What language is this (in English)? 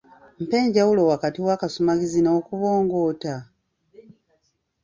Ganda